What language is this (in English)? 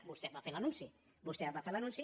Catalan